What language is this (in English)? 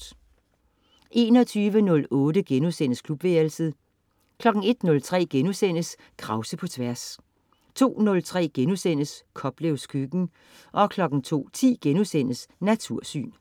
Danish